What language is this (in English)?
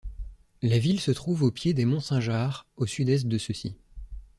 French